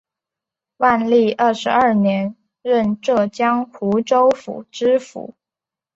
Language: Chinese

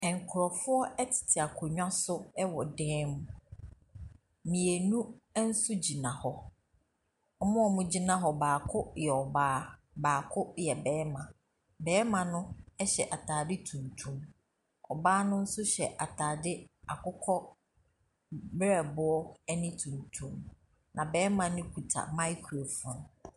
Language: Akan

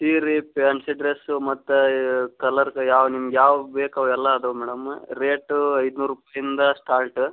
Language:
Kannada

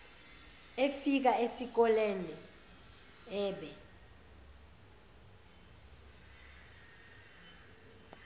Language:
Zulu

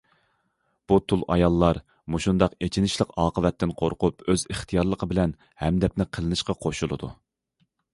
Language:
Uyghur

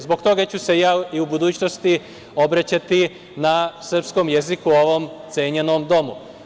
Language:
Serbian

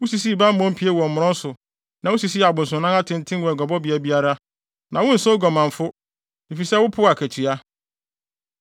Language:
Akan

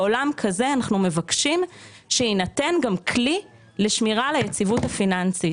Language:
Hebrew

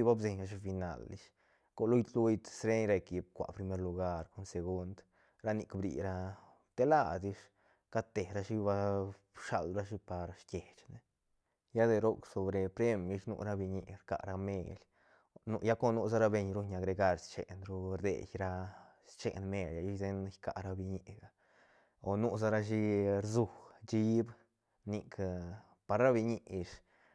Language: Santa Catarina Albarradas Zapotec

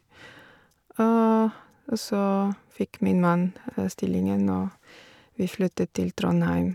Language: Norwegian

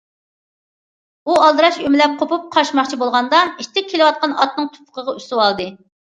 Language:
Uyghur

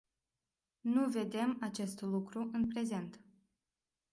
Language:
Romanian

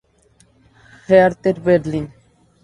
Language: Spanish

